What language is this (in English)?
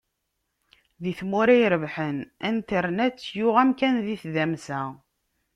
Kabyle